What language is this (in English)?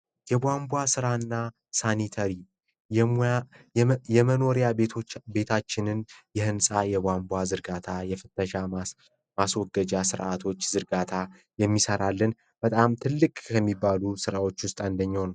Amharic